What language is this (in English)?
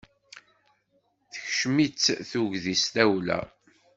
Kabyle